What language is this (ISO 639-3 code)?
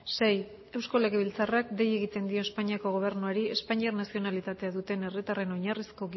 eus